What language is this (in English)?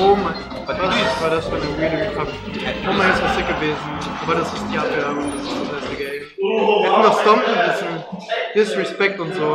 German